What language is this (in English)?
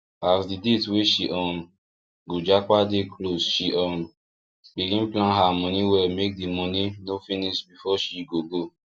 Nigerian Pidgin